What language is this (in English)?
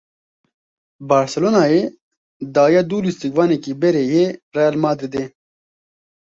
Kurdish